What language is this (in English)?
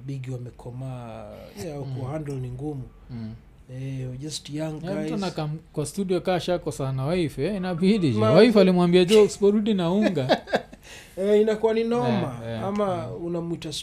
Swahili